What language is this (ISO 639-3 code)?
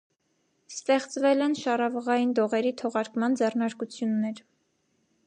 hye